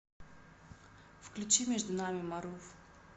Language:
Russian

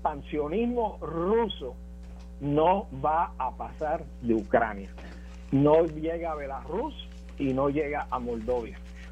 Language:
Spanish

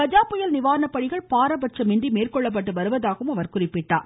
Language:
Tamil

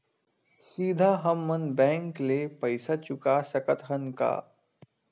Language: Chhattisgarhi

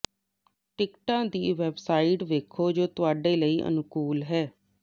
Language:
Punjabi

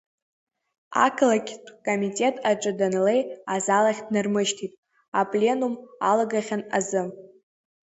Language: Abkhazian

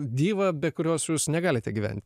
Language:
Lithuanian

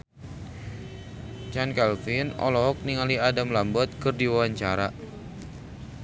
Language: Sundanese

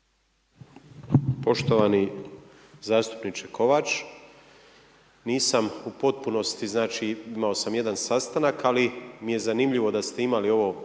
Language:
Croatian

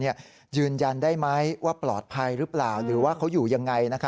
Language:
Thai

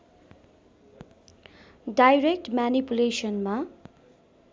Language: Nepali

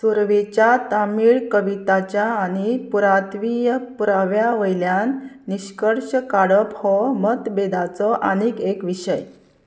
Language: Konkani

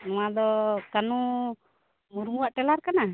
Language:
Santali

